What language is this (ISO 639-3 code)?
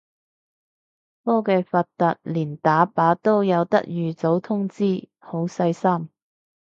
yue